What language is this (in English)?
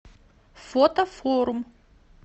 Russian